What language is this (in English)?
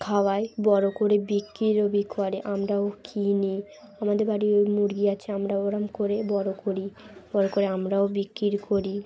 Bangla